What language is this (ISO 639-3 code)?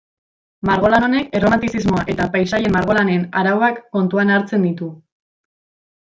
eus